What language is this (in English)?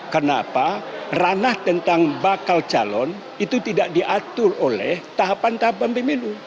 Indonesian